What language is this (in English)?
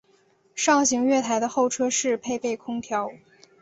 Chinese